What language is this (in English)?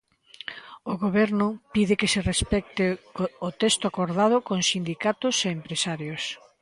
Galician